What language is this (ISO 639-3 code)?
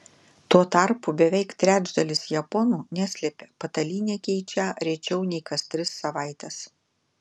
lit